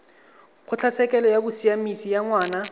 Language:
Tswana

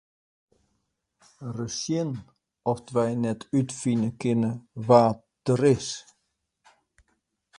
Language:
Western Frisian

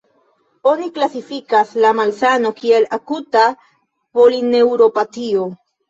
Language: Esperanto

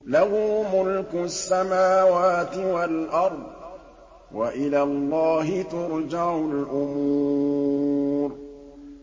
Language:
Arabic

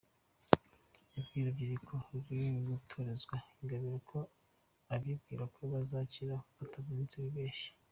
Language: Kinyarwanda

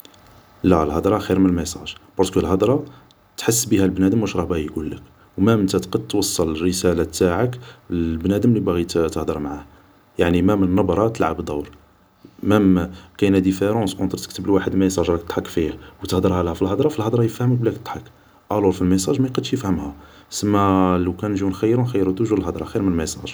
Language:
Algerian Arabic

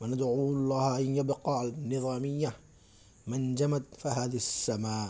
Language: Urdu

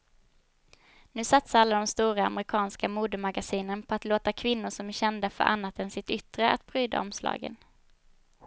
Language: Swedish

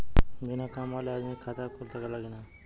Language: Bhojpuri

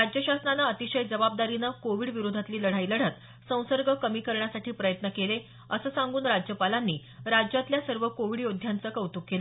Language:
Marathi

